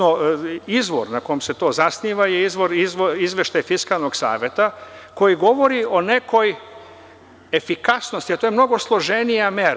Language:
Serbian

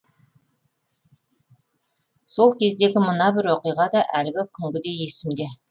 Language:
Kazakh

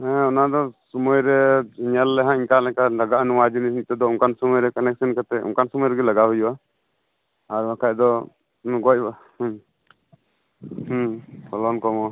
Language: Santali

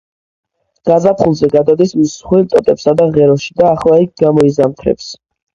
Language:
Georgian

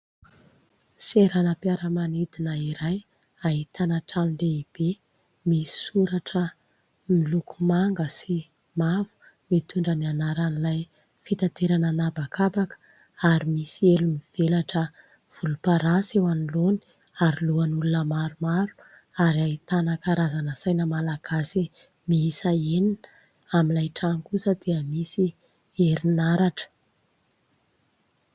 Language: Malagasy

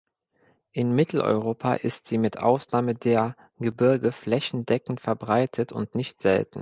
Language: German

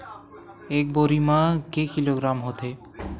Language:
Chhattisgarhi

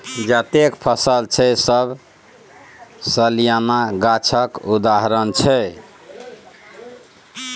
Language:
Maithili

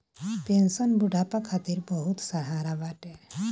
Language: Bhojpuri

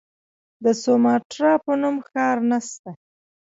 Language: Pashto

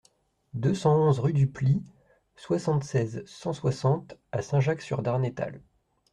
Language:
French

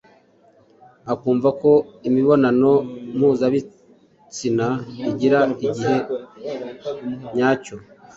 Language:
Kinyarwanda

